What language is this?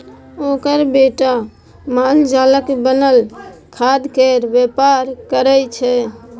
Maithili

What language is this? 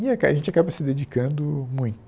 Portuguese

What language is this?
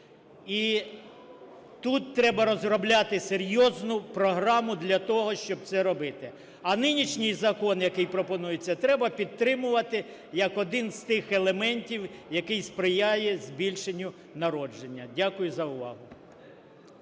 Ukrainian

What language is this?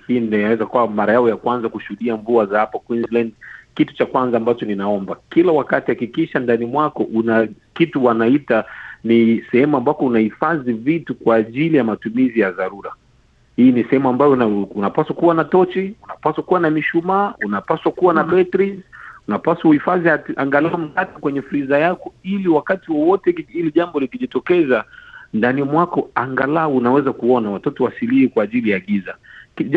Swahili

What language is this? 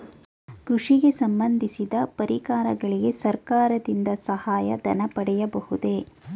Kannada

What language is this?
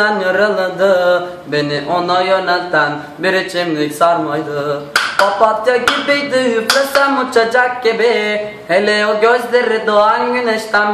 Turkish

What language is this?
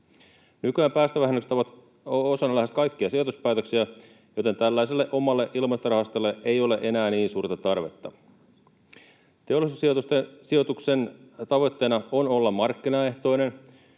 Finnish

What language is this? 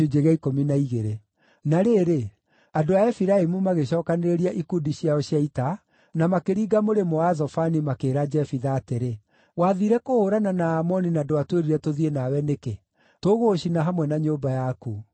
Kikuyu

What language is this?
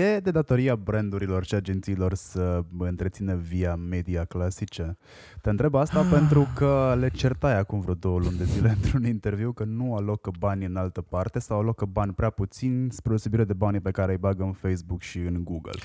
Romanian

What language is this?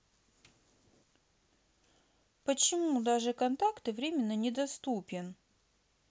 Russian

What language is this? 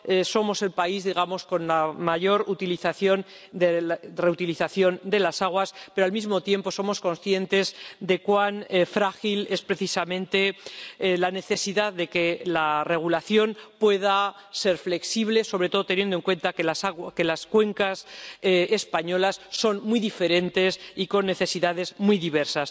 Spanish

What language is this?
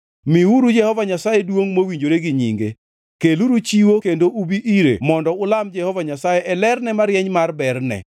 Luo (Kenya and Tanzania)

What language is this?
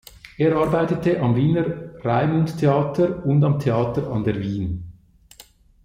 German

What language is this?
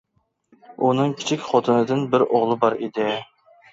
Uyghur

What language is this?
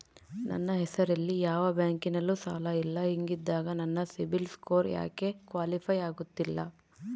Kannada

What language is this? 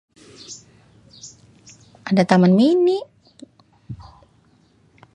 Betawi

